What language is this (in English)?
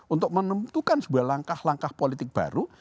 Indonesian